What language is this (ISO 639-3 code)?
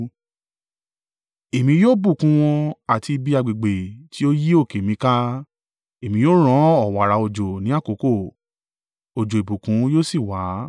yor